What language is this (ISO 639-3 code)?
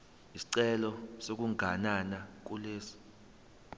zul